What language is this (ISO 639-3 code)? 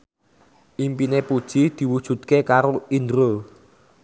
jav